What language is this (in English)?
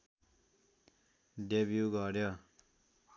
Nepali